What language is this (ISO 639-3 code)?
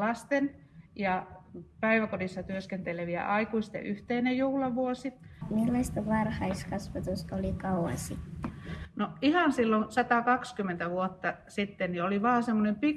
fin